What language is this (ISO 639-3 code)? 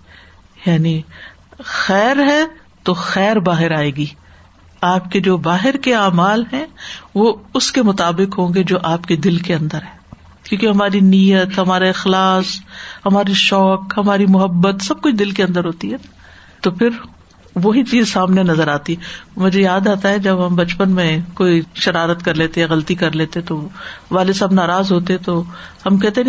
urd